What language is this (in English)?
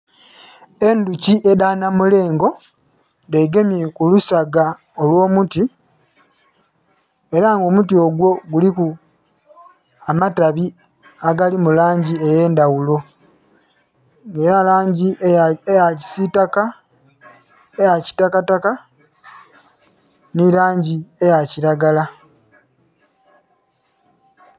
Soga